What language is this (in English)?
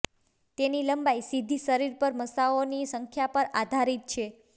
Gujarati